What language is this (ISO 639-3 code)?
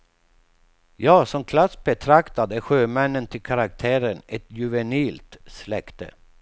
swe